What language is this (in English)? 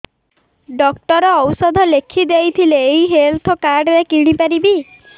Odia